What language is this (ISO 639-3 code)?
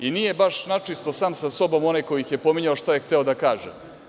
srp